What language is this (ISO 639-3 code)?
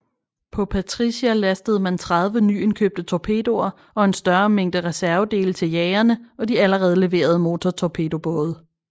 dan